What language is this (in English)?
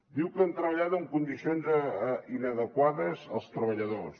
Catalan